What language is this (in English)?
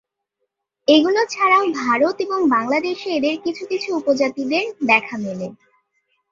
Bangla